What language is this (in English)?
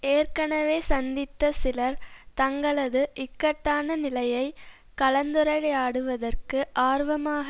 Tamil